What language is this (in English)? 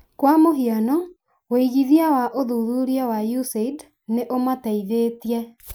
Kikuyu